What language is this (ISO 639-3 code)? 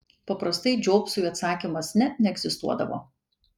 lit